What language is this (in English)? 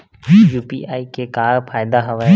Chhattisgarhi